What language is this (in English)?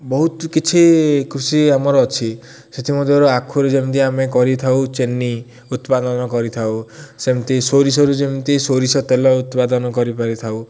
Odia